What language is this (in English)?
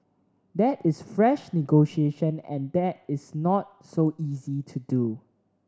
English